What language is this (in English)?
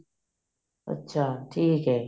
Punjabi